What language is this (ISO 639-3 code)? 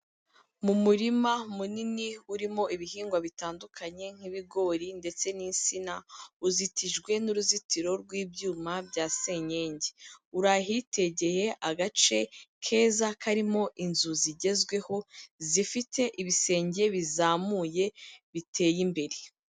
kin